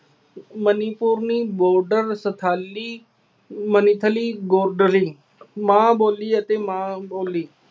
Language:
Punjabi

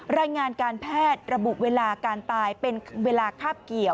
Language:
Thai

